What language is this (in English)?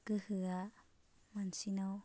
Bodo